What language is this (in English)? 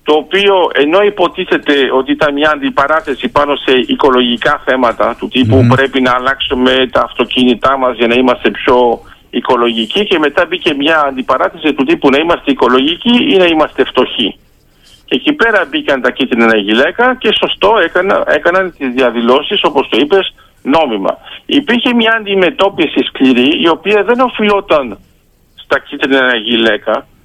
Greek